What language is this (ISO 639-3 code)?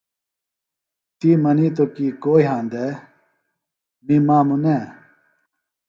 phl